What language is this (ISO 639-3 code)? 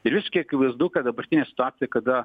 lit